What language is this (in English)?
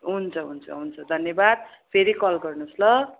Nepali